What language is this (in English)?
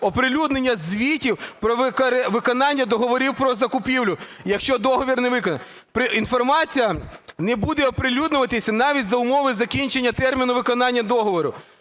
Ukrainian